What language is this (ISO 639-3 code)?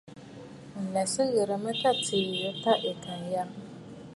bfd